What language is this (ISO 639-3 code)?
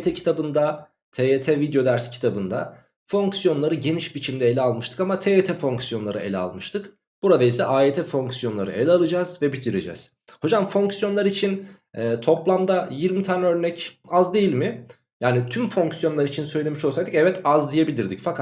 tur